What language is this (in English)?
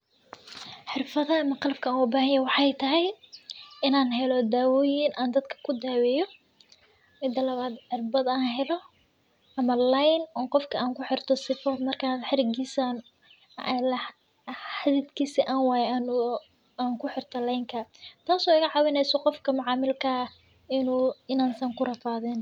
Somali